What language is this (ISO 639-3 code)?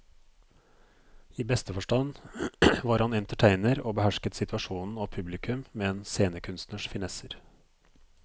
nor